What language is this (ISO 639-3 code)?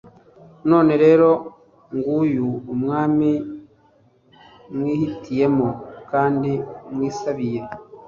kin